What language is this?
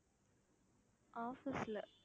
Tamil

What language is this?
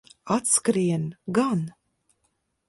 Latvian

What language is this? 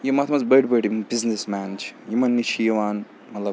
Kashmiri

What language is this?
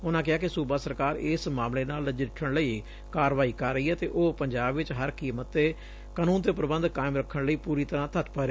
Punjabi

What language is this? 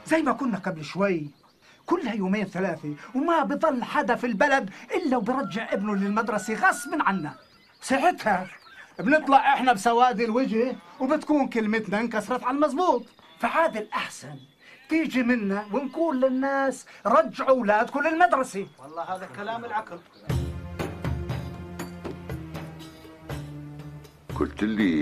Arabic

